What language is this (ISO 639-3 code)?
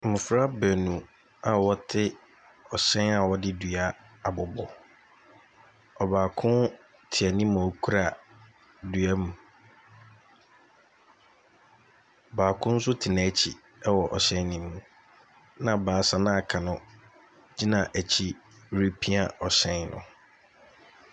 aka